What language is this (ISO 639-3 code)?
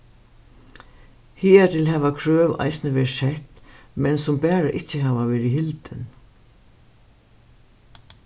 fao